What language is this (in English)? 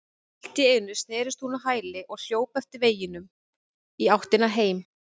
Icelandic